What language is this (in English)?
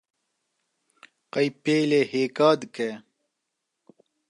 Kurdish